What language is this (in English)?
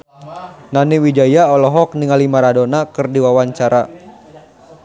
Sundanese